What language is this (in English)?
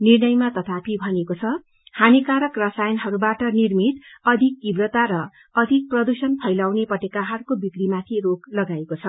Nepali